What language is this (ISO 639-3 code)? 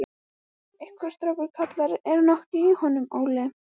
isl